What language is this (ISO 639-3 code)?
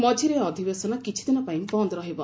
ori